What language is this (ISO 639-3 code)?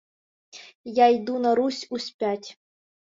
ukr